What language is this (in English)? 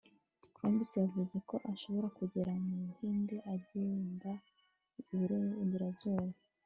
Kinyarwanda